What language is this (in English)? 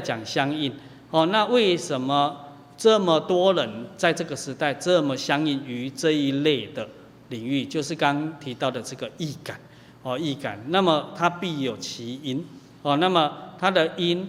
Chinese